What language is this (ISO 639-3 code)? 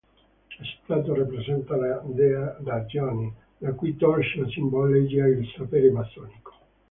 ita